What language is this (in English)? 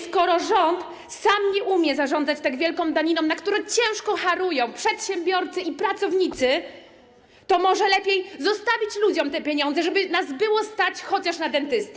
Polish